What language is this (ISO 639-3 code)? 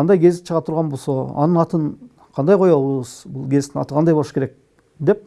tur